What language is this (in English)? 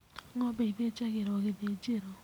Kikuyu